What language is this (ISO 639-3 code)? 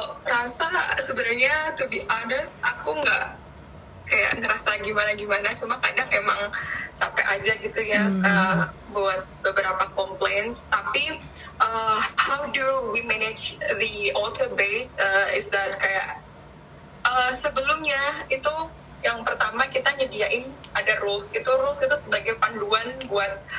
ind